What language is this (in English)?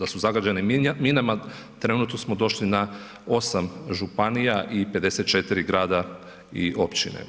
Croatian